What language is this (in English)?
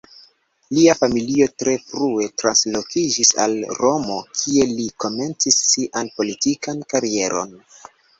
Esperanto